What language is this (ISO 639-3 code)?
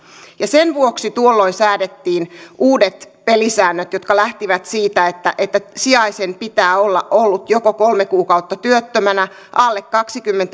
fin